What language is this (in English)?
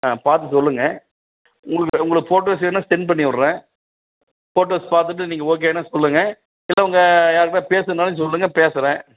Tamil